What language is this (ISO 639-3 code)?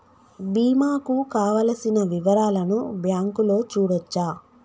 tel